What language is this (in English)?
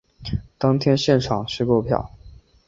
Chinese